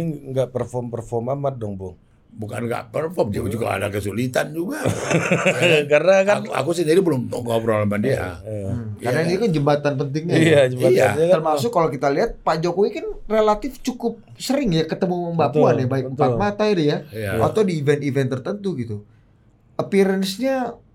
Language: Indonesian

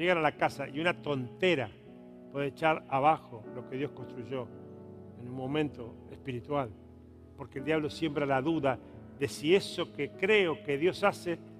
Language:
Spanish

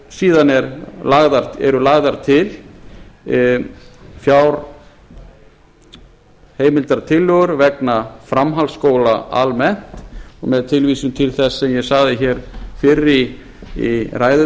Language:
Icelandic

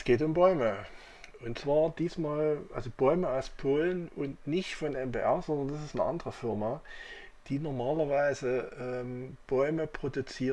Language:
German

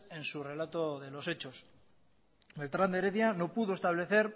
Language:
Spanish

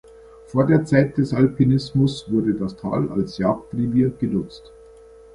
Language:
German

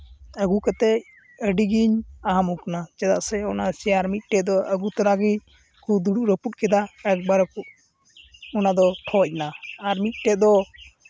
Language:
Santali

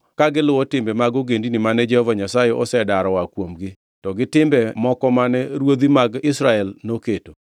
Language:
Luo (Kenya and Tanzania)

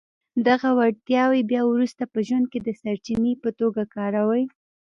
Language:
Pashto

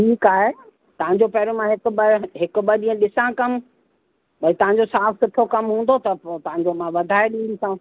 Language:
Sindhi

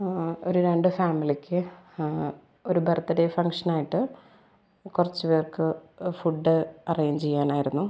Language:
Malayalam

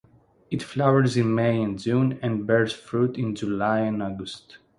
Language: English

